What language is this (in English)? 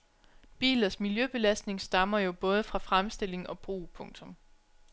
Danish